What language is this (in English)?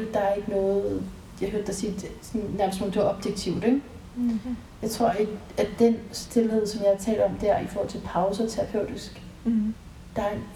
Danish